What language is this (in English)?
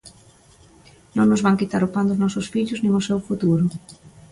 Galician